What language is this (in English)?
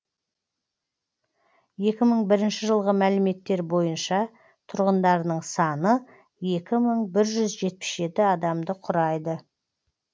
Kazakh